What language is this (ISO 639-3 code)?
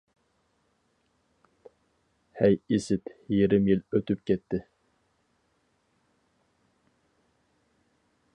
uig